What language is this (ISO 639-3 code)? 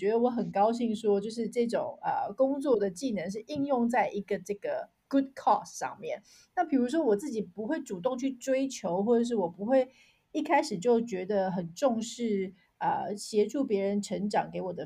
zho